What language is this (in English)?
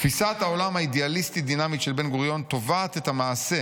Hebrew